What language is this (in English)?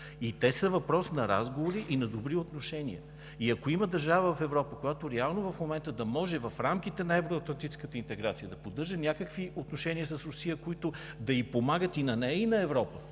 Bulgarian